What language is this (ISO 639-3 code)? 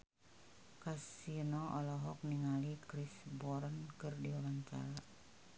sun